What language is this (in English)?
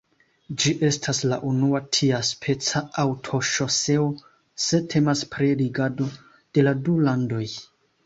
Esperanto